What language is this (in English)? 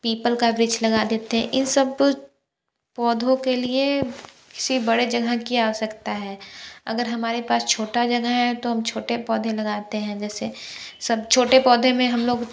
Hindi